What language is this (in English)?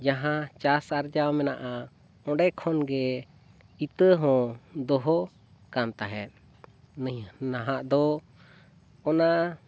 Santali